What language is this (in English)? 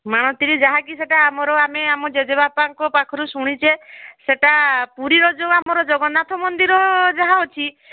Odia